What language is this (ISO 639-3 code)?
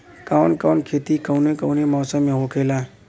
bho